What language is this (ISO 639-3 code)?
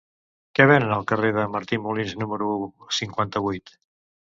cat